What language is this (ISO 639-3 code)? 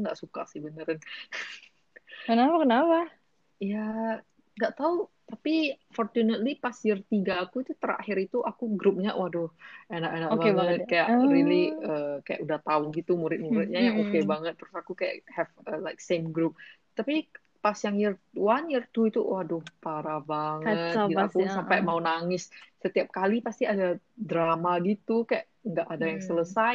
ind